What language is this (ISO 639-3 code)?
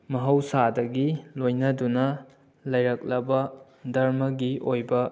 mni